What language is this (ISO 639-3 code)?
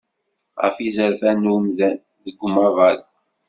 kab